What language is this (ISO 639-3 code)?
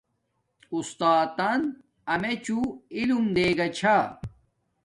dmk